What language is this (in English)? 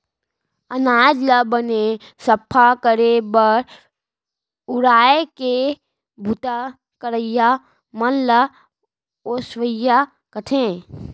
Chhattisgarhi